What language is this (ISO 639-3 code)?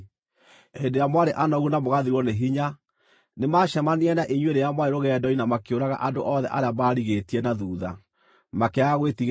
kik